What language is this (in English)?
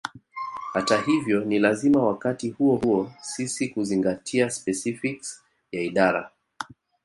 Swahili